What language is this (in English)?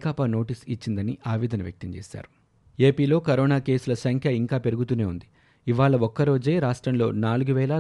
Telugu